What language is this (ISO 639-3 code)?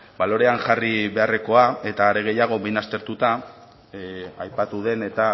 eus